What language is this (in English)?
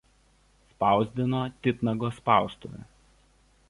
Lithuanian